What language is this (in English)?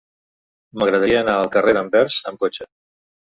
Catalan